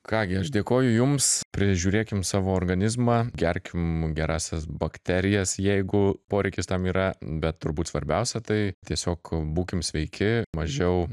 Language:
Lithuanian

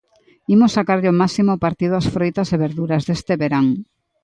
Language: Galician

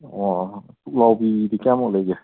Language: Manipuri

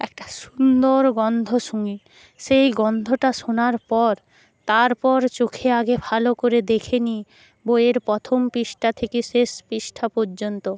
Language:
Bangla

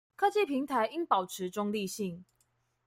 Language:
Chinese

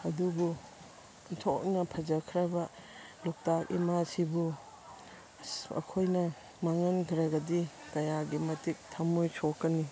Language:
Manipuri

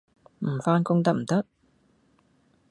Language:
Cantonese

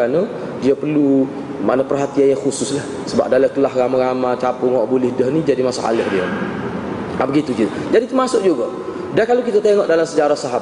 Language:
Malay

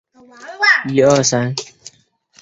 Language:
Chinese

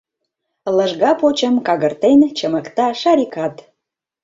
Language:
Mari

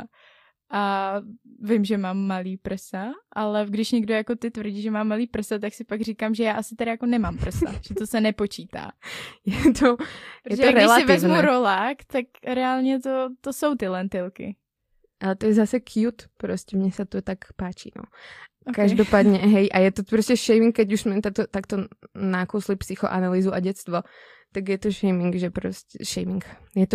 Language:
Czech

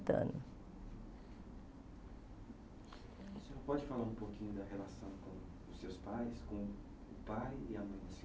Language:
Portuguese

